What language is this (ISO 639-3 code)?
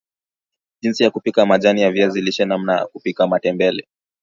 swa